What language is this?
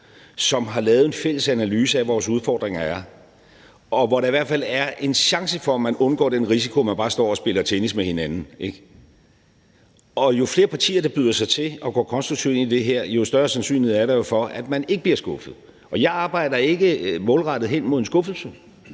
Danish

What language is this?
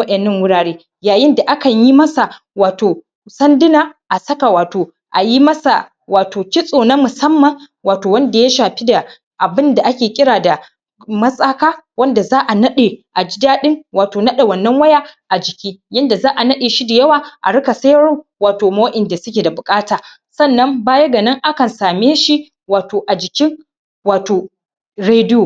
Hausa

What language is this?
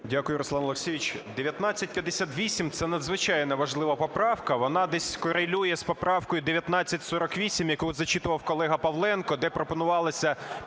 Ukrainian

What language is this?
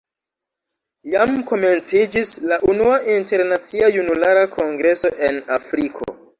Esperanto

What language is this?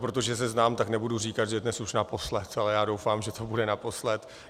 Czech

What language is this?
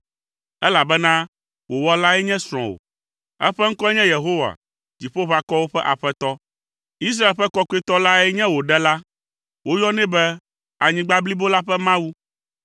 Ewe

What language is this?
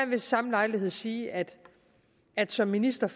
Danish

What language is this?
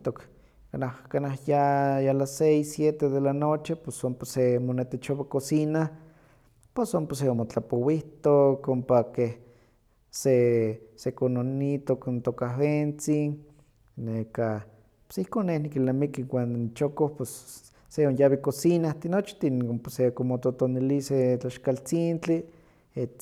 Huaxcaleca Nahuatl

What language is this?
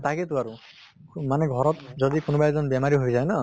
Assamese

